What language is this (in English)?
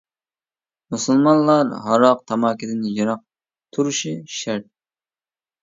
Uyghur